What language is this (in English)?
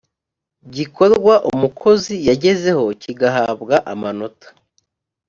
Kinyarwanda